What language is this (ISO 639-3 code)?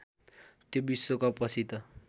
nep